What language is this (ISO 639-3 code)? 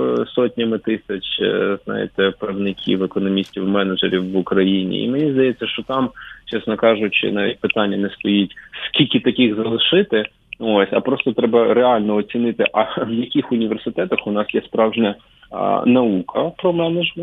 ukr